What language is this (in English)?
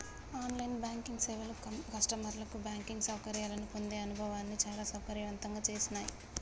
Telugu